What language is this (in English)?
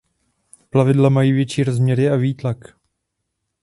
Czech